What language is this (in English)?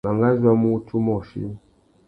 Tuki